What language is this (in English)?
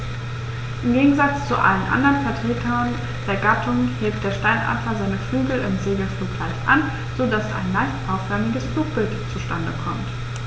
German